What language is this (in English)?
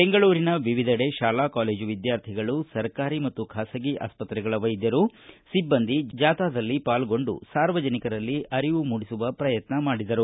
Kannada